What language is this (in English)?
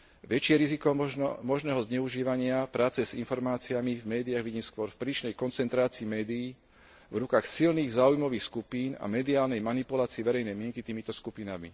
Slovak